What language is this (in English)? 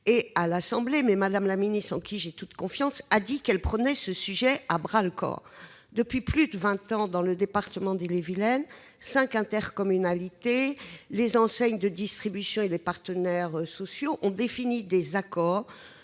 French